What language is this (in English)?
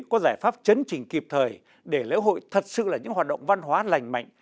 Vietnamese